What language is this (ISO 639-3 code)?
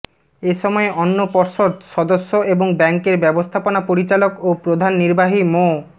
ben